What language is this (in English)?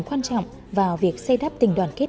Vietnamese